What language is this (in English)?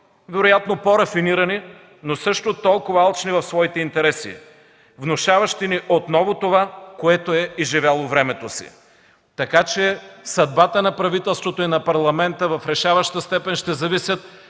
Bulgarian